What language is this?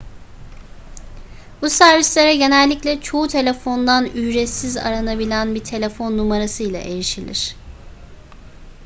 Turkish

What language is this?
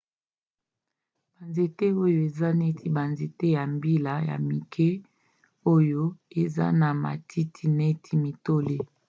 Lingala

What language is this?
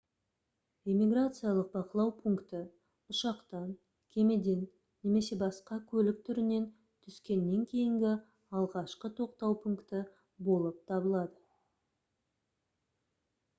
Kazakh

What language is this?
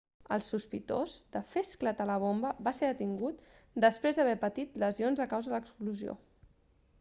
Catalan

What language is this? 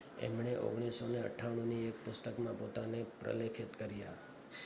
Gujarati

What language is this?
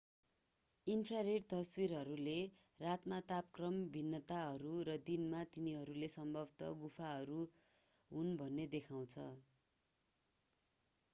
Nepali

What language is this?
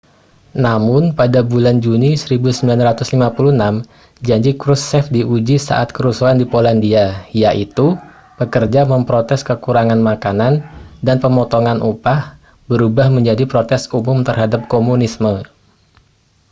Indonesian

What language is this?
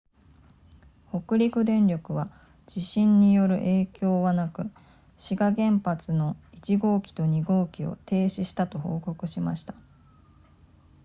Japanese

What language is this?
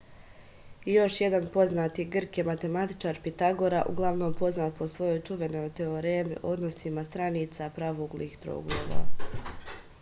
Serbian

